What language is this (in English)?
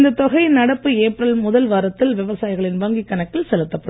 Tamil